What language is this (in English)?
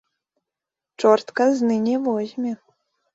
Belarusian